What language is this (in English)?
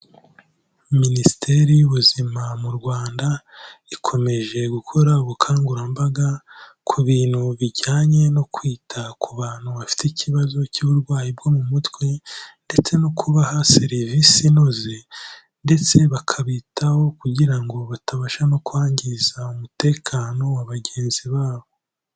Kinyarwanda